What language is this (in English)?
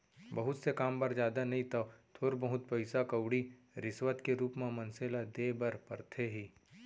Chhattisgarhi